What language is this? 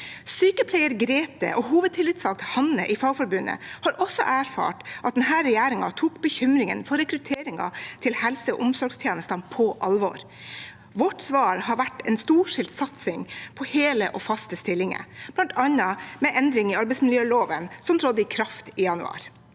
Norwegian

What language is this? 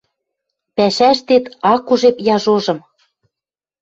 Western Mari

